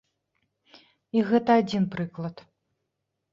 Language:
Belarusian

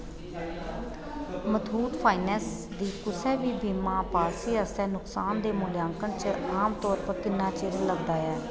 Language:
Dogri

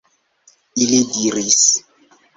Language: Esperanto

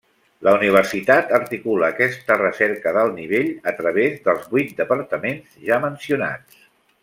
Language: Catalan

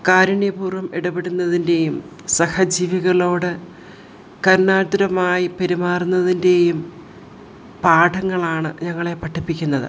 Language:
Malayalam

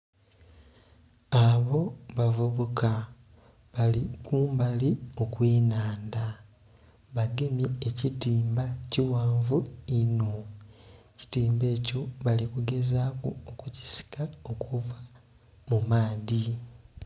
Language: Soga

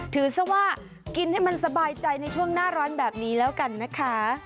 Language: Thai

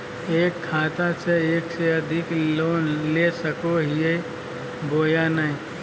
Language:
Magahi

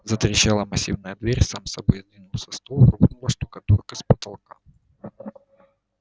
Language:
Russian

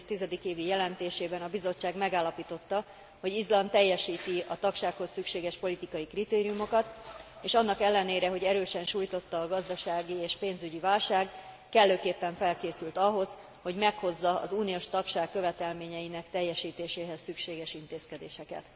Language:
Hungarian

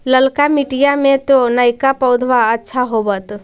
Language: Magahi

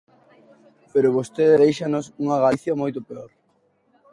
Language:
Galician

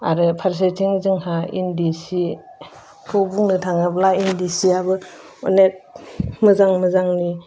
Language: Bodo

